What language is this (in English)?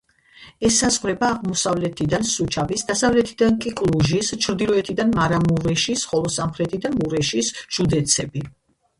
Georgian